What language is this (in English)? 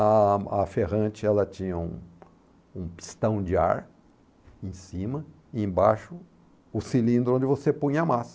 Portuguese